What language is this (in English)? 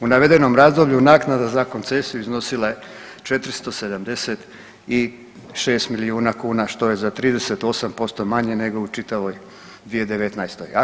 Croatian